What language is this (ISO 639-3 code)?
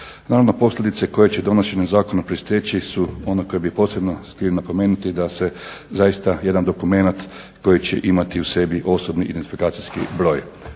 hrv